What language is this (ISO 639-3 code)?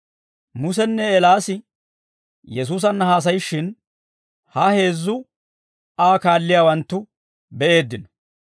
dwr